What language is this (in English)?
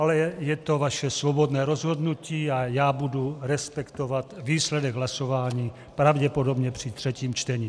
Czech